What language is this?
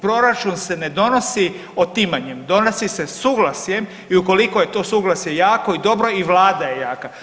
Croatian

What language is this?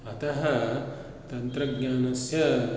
Sanskrit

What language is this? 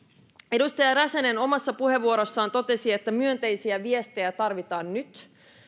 Finnish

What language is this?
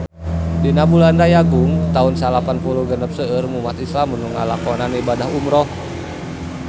Sundanese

